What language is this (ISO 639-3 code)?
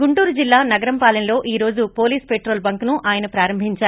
tel